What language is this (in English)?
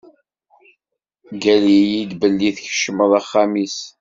Kabyle